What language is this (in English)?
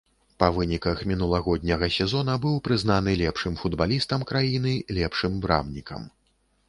Belarusian